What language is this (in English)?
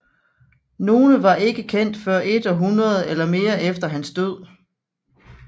Danish